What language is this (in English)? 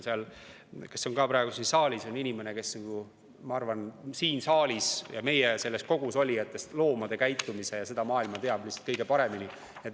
Estonian